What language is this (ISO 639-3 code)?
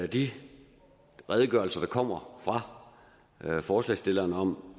dan